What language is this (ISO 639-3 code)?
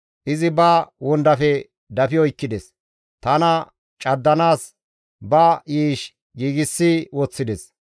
gmv